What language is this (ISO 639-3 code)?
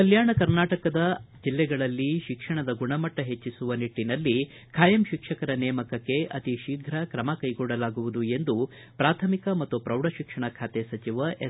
kan